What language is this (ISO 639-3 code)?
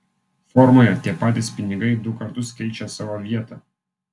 lit